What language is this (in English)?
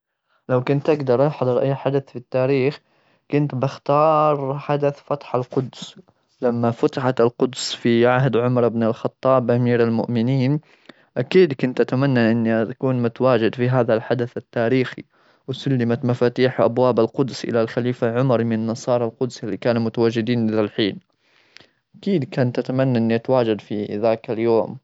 Gulf Arabic